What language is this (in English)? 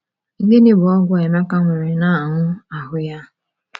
Igbo